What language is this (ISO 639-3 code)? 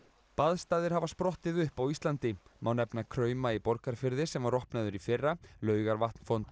isl